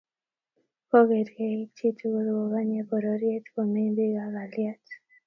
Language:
Kalenjin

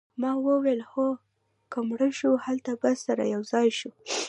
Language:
Pashto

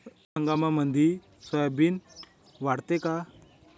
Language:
Marathi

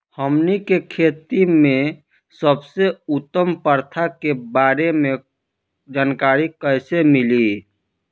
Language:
Bhojpuri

